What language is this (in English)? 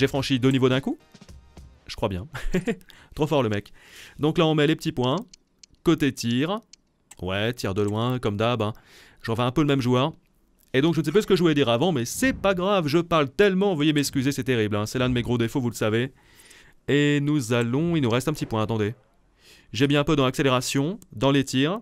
French